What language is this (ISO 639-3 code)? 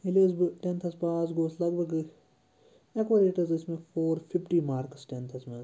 kas